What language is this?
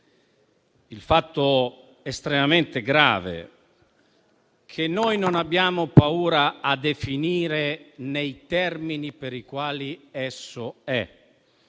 Italian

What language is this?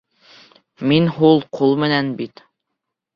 Bashkir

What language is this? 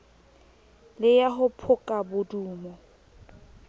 Southern Sotho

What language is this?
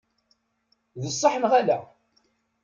Kabyle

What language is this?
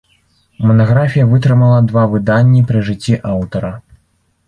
Belarusian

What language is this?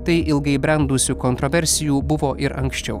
Lithuanian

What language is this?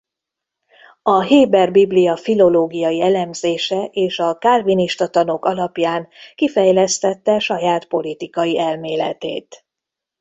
Hungarian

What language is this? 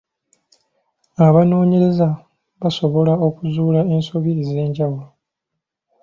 Ganda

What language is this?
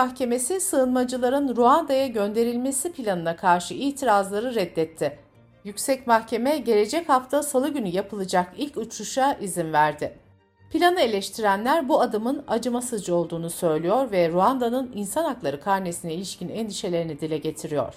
Turkish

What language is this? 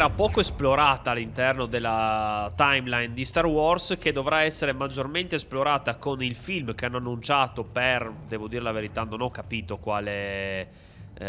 Italian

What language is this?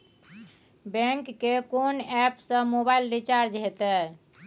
Maithili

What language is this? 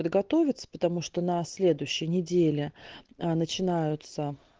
Russian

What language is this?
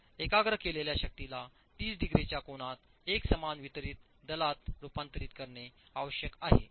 Marathi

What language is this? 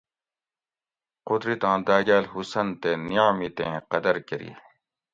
Gawri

